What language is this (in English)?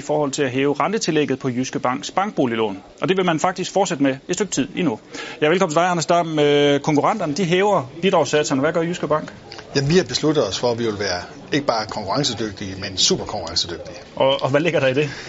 Danish